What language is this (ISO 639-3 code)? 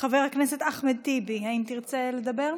heb